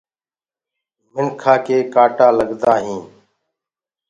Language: Gurgula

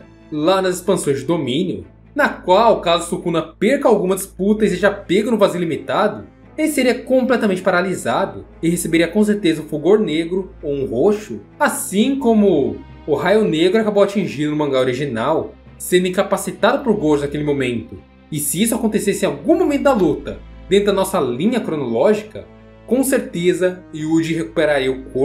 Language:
Portuguese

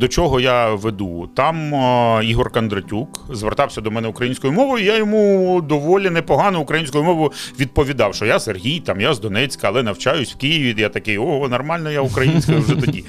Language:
Ukrainian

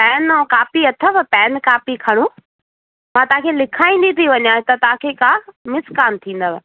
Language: Sindhi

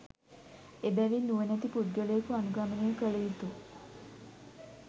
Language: Sinhala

